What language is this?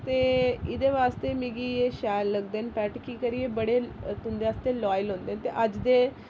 Dogri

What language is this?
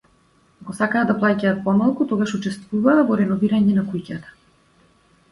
Macedonian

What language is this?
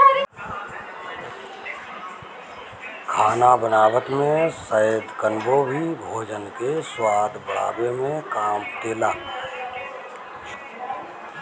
Bhojpuri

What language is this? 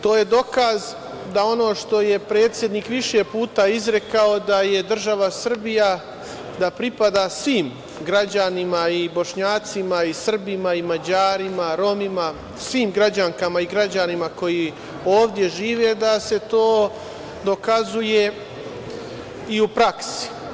Serbian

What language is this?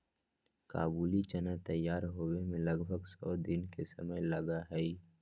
Magahi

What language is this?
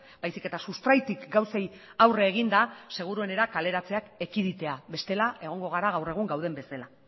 Basque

